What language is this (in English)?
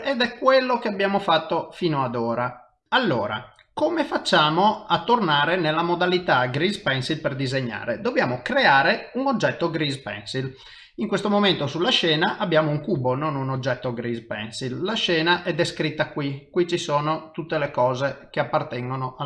Italian